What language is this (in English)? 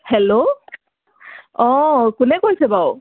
Assamese